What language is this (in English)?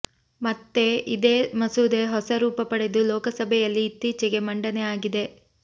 Kannada